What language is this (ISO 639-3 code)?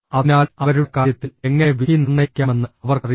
mal